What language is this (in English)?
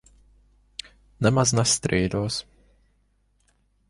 Latvian